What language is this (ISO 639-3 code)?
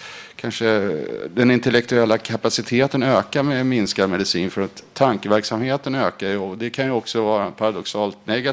swe